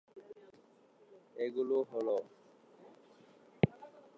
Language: Bangla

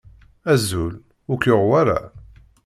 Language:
Kabyle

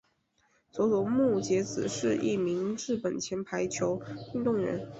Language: Chinese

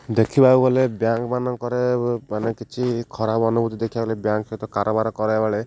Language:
Odia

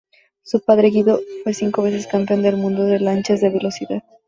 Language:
Spanish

